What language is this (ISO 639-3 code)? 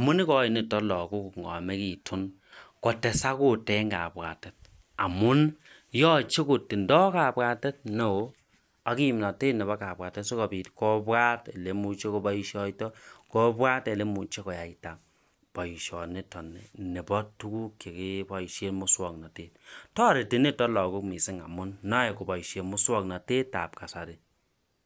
kln